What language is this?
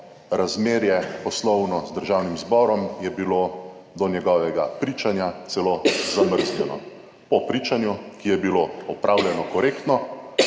Slovenian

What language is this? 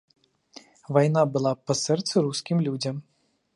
Belarusian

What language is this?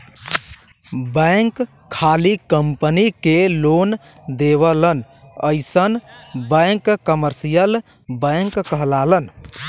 Bhojpuri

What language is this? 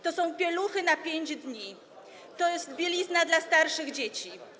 Polish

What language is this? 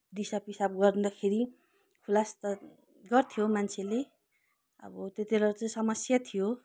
Nepali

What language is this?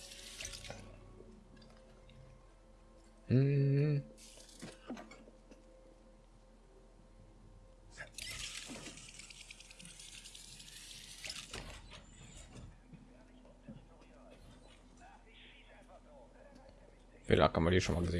German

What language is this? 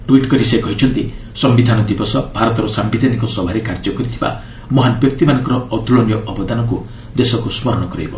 Odia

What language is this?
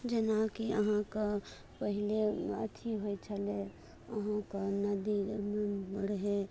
Maithili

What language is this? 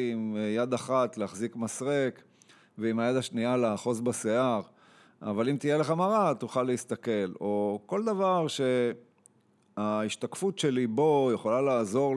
Hebrew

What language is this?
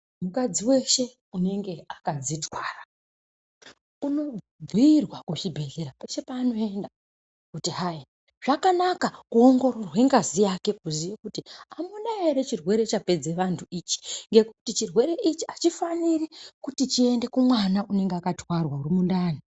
Ndau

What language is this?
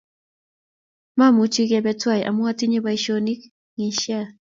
Kalenjin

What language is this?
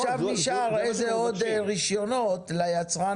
Hebrew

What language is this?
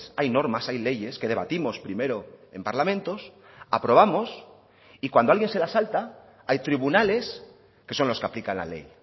Spanish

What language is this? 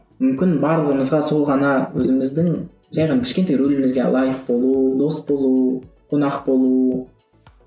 Kazakh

